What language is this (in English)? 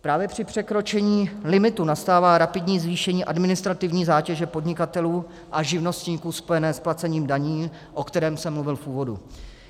Czech